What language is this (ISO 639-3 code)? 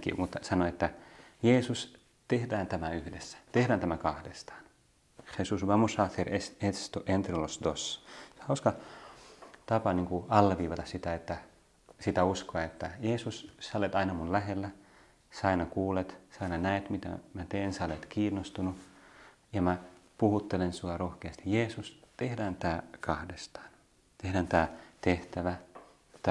fin